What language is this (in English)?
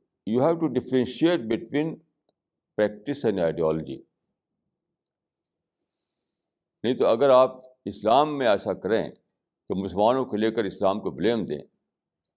Urdu